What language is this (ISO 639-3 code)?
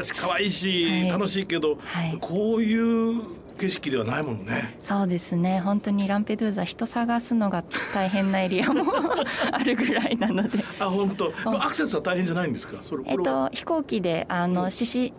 jpn